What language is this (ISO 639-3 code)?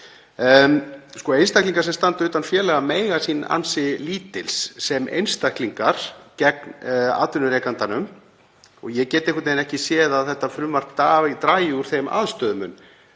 isl